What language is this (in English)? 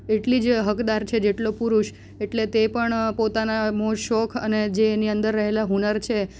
Gujarati